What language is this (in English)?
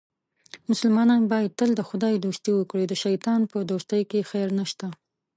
Pashto